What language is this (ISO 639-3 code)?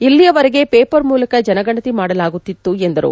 kan